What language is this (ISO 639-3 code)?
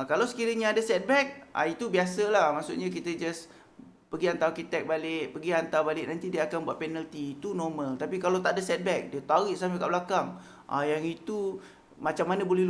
msa